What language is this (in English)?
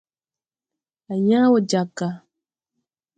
Tupuri